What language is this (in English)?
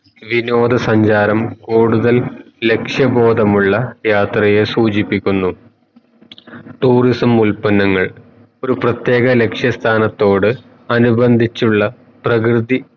Malayalam